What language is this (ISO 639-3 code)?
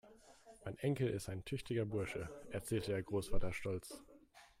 deu